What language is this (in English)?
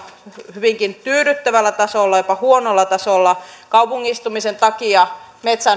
Finnish